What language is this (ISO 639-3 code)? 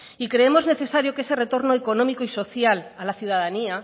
spa